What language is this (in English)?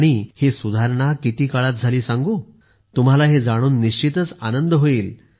Marathi